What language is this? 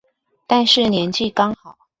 Chinese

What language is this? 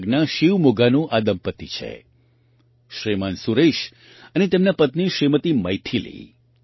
Gujarati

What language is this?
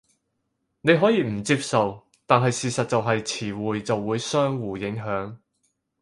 Cantonese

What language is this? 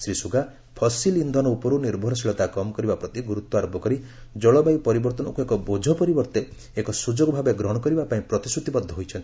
Odia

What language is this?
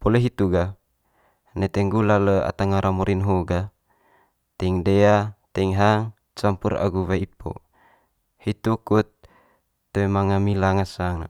Manggarai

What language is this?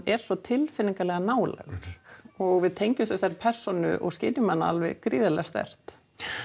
Icelandic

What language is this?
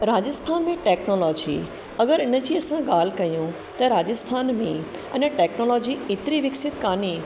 Sindhi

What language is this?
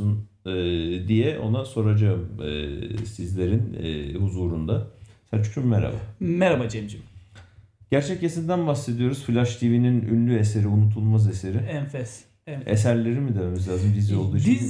Turkish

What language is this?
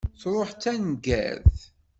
Kabyle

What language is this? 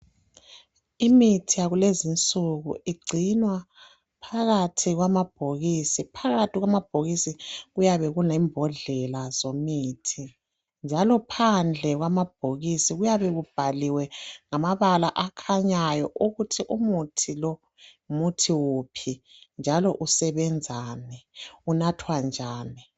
North Ndebele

